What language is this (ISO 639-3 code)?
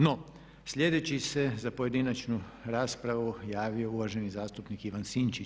hrv